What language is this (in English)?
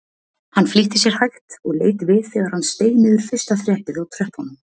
Icelandic